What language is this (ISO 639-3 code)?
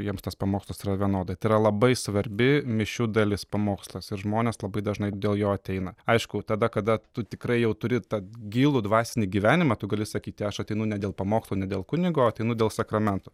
lit